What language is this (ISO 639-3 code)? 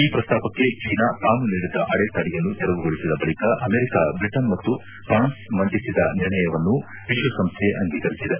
kan